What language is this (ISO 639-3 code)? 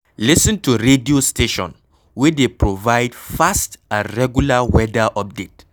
pcm